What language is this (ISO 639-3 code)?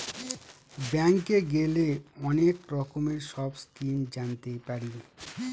ben